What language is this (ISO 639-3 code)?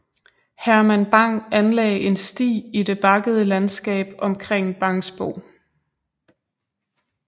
dan